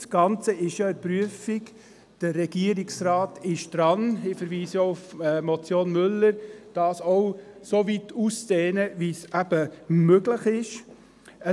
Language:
Swiss German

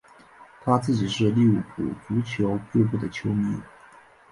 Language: Chinese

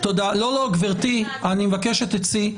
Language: Hebrew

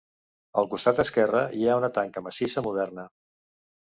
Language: Catalan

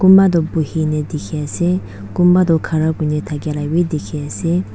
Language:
Naga Pidgin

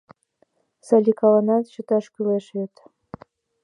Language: Mari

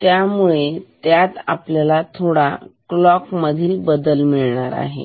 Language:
Marathi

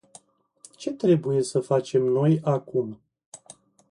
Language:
Romanian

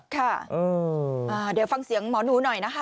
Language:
Thai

